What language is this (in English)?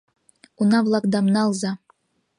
Mari